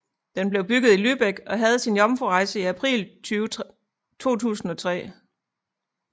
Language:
Danish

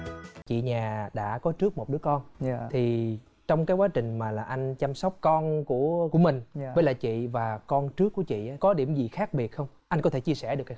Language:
Vietnamese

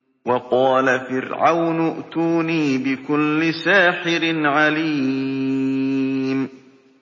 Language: Arabic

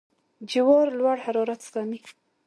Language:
Pashto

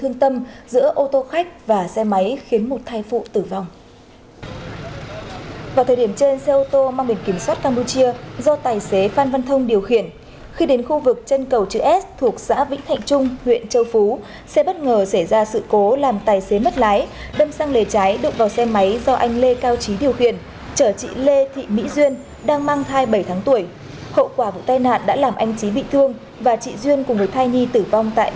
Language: Vietnamese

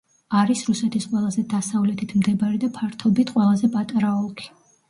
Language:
Georgian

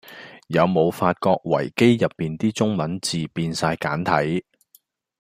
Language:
Cantonese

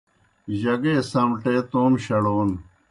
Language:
Kohistani Shina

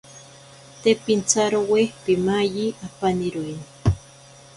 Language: Ashéninka Perené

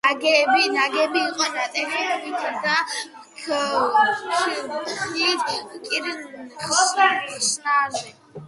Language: Georgian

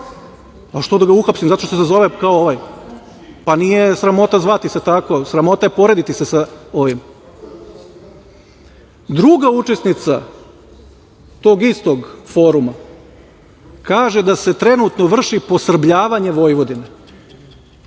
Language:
Serbian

